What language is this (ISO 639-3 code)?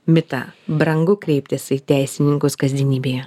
lit